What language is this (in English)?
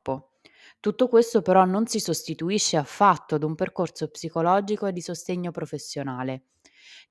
Italian